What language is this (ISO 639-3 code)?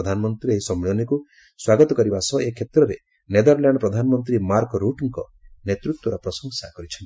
ori